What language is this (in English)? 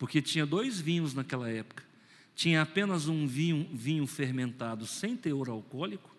Portuguese